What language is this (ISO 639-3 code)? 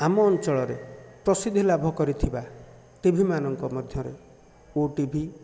ori